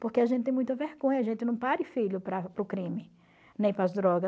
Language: Portuguese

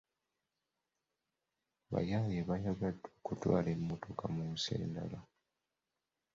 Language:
Ganda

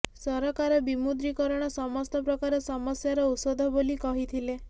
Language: Odia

